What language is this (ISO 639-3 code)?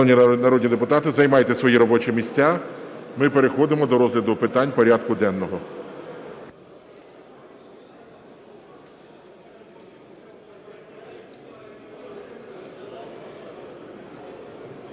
ukr